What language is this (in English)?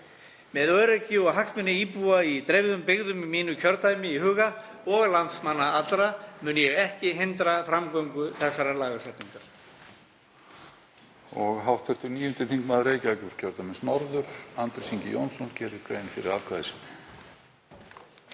Icelandic